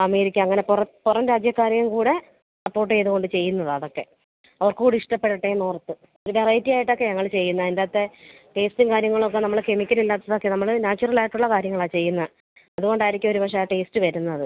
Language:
Malayalam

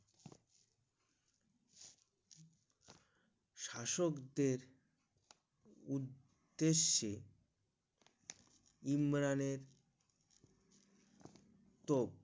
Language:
Bangla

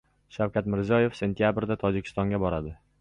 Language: Uzbek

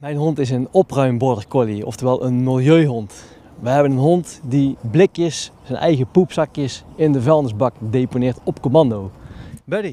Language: Dutch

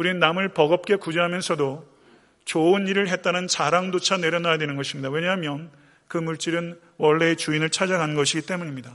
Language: Korean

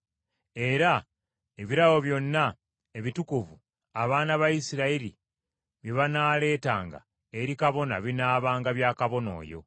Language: Ganda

